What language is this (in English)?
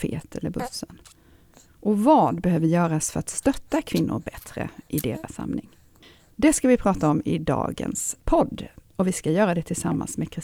Swedish